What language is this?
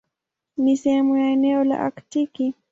Swahili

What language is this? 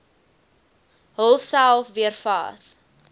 Afrikaans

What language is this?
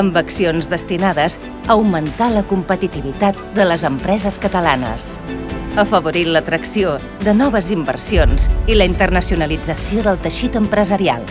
Catalan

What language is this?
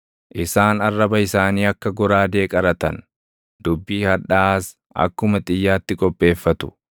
Oromo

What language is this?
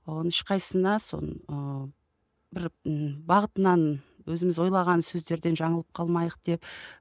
Kazakh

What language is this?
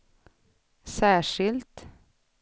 Swedish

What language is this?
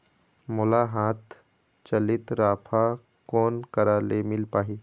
Chhattisgarhi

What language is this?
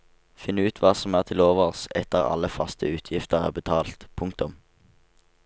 Norwegian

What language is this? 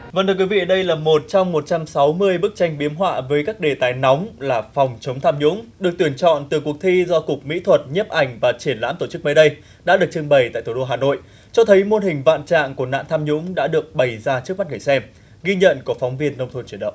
Vietnamese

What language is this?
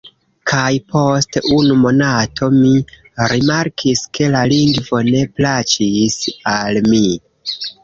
Esperanto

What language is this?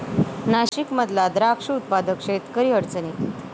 Marathi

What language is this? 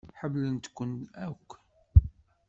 Kabyle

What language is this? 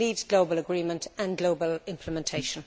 English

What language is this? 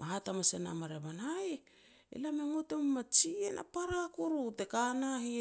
Petats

